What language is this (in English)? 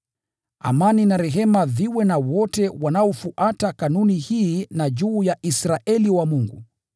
Swahili